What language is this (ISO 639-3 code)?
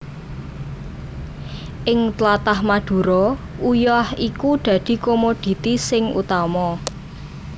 jav